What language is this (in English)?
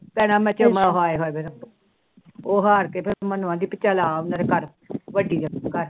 Punjabi